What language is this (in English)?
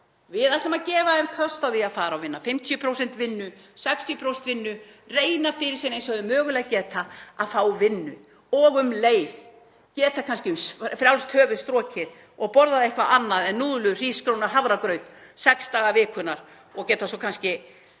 Icelandic